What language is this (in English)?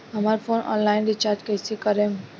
Bhojpuri